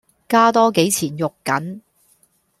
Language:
Cantonese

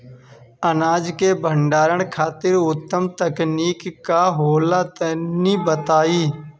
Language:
Bhojpuri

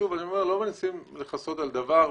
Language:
Hebrew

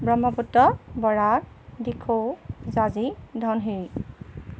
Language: Assamese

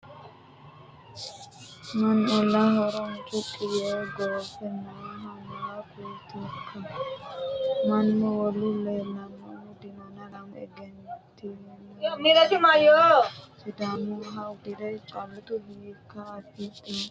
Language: Sidamo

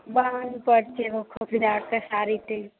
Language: Maithili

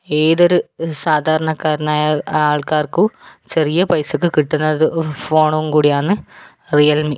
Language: Malayalam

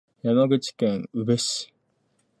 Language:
Japanese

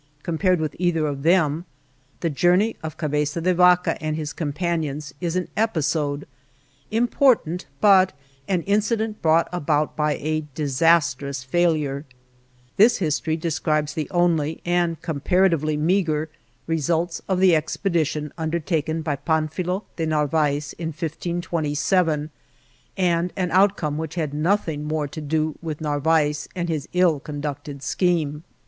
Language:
English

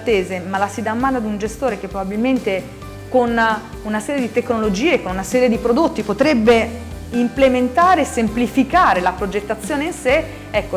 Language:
Italian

